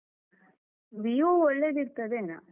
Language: Kannada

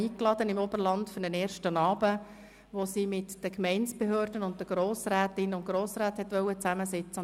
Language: Swiss German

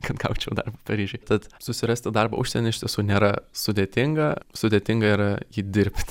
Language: Lithuanian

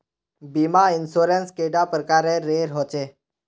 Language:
Magahi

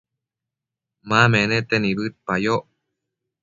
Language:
Matsés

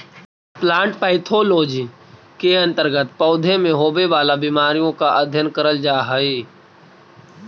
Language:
Magahi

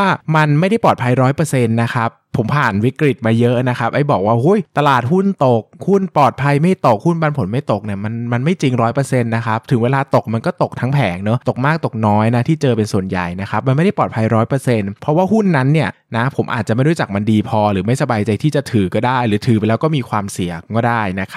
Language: Thai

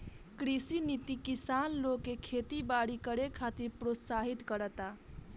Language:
Bhojpuri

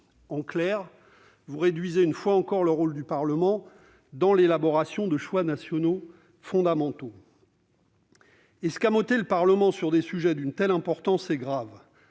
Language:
French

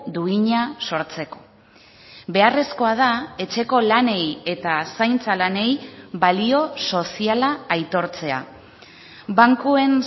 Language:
Basque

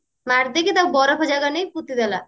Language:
Odia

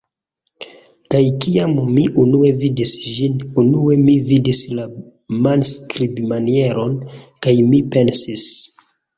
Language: Esperanto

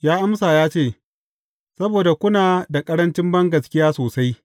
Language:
Hausa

